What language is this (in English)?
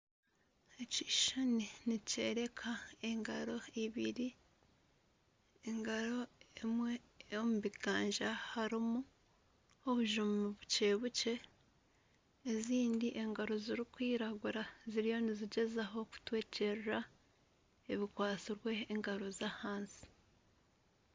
Nyankole